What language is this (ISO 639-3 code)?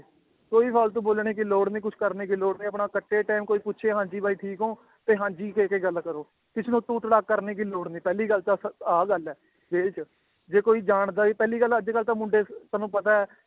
pan